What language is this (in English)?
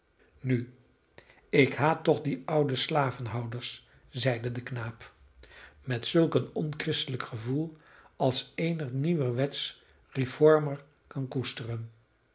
Dutch